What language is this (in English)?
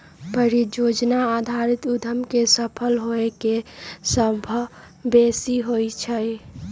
Magahi